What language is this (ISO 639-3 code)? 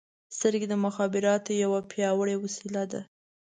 pus